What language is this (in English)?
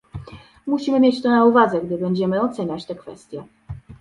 Polish